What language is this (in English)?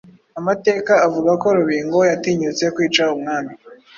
Kinyarwanda